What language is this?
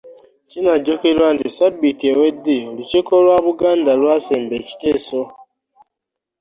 Ganda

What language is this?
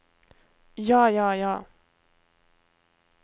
Norwegian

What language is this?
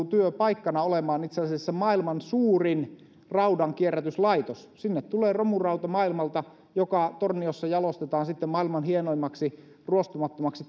Finnish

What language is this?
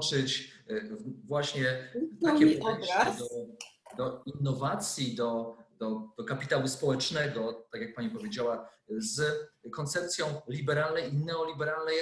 Polish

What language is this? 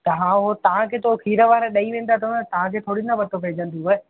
Sindhi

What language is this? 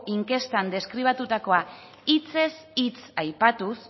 Basque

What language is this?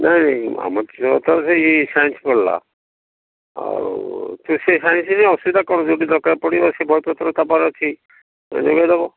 Odia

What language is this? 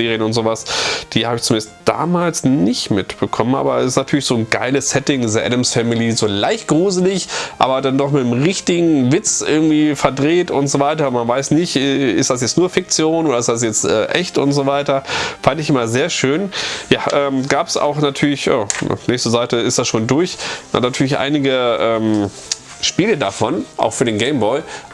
German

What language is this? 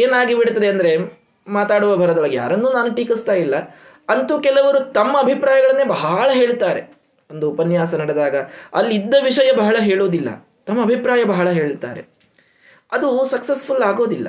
Kannada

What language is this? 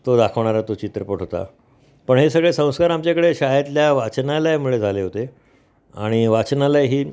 Marathi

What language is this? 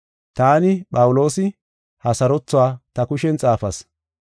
Gofa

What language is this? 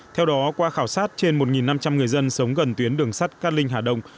Vietnamese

